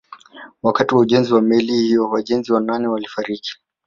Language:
Swahili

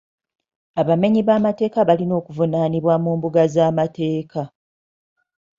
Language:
Ganda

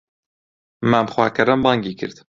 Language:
Central Kurdish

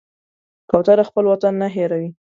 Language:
Pashto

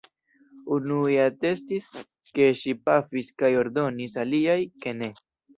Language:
Esperanto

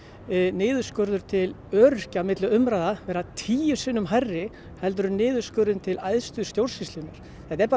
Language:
Icelandic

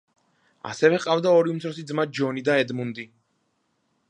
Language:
Georgian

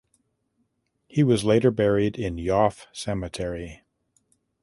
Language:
English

